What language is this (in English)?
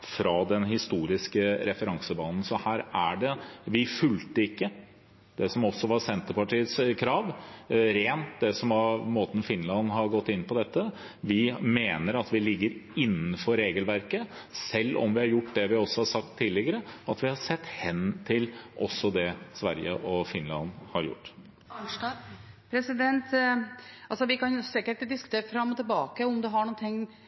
Norwegian